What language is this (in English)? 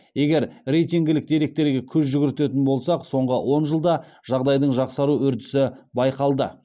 Kazakh